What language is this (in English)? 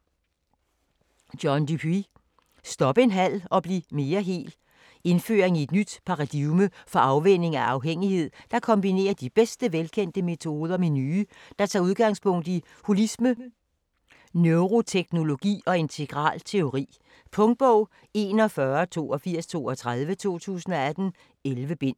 Danish